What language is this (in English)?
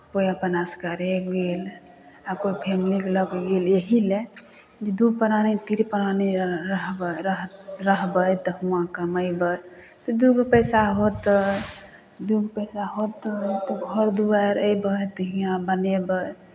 Maithili